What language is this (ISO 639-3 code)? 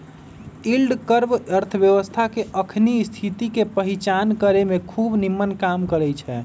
mag